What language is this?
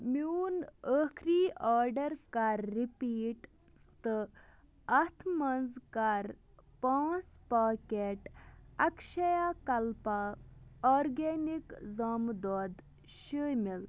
Kashmiri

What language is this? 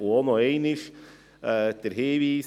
Swiss German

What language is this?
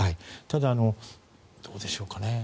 Japanese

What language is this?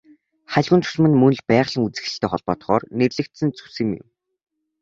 Mongolian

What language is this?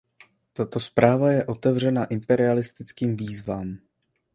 Czech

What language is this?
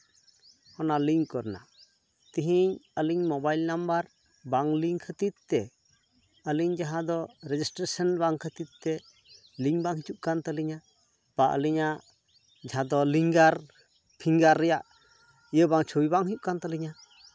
Santali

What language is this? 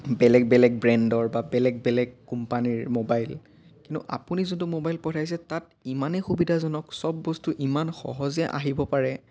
Assamese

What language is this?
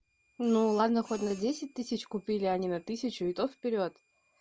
Russian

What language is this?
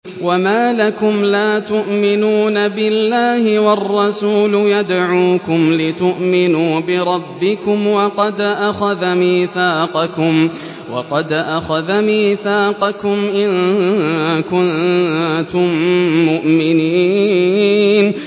Arabic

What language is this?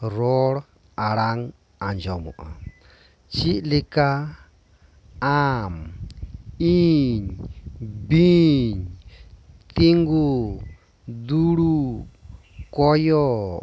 Santali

